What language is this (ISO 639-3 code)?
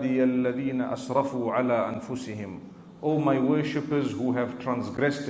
ron